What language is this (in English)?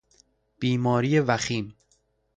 Persian